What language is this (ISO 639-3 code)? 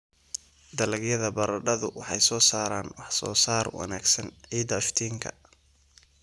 som